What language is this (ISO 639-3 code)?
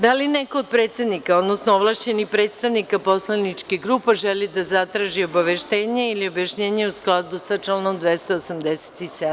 srp